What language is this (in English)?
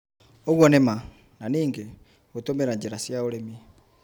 Kikuyu